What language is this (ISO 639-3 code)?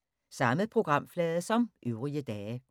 dan